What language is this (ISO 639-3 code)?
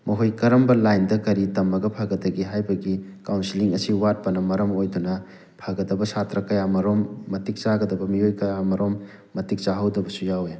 mni